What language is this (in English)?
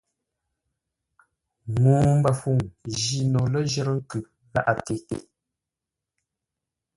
Ngombale